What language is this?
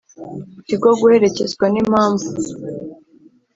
Kinyarwanda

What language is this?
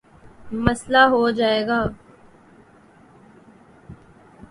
Urdu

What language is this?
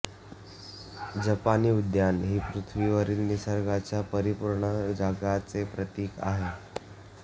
Marathi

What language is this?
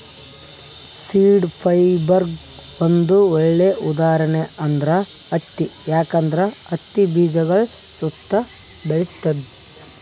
Kannada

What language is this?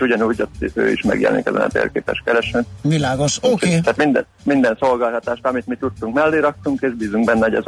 Hungarian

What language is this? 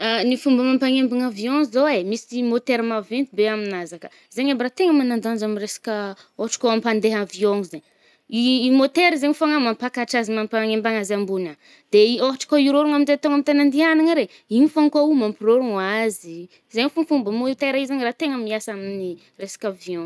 Northern Betsimisaraka Malagasy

